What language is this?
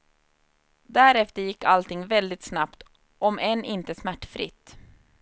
Swedish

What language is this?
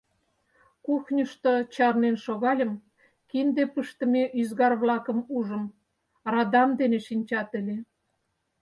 Mari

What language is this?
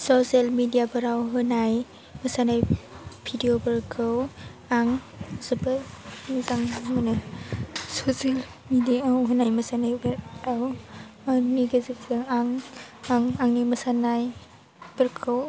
Bodo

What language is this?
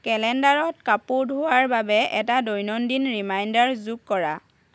Assamese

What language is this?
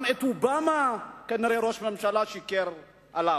Hebrew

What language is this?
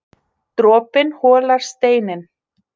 Icelandic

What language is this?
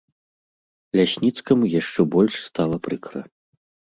Belarusian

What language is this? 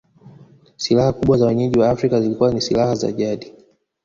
Swahili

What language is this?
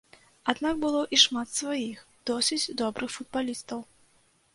Belarusian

